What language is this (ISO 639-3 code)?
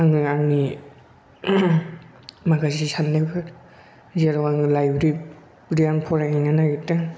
brx